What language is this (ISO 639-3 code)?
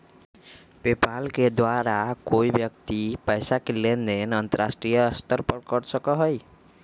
mag